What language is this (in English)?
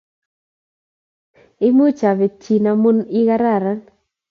Kalenjin